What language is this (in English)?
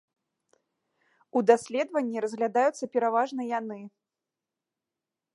Belarusian